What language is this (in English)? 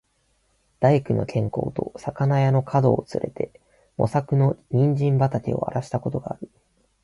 Japanese